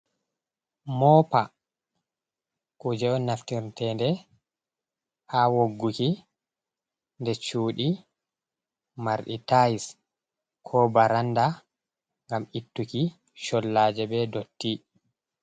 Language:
Fula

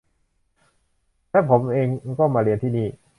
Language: Thai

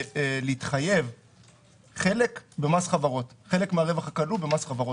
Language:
Hebrew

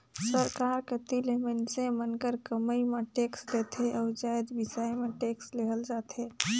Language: Chhattisgarhi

